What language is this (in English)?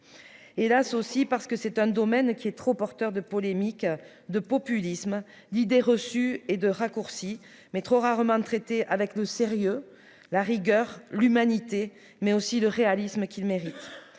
French